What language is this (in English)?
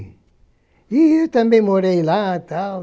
Portuguese